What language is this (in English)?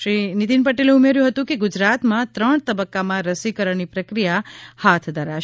Gujarati